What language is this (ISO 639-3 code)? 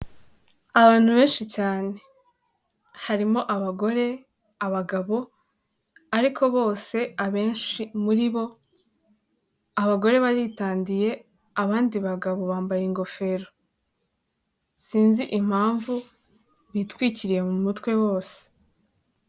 kin